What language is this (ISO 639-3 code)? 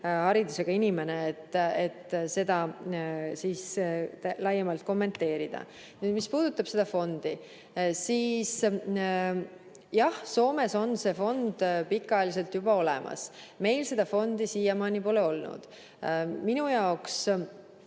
est